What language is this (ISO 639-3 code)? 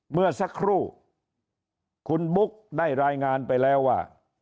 tha